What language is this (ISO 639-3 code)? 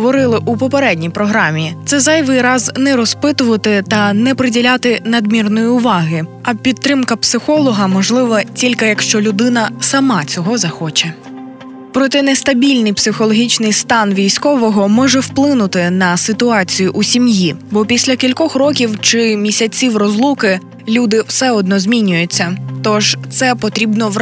ukr